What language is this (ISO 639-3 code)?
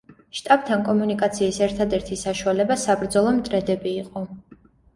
kat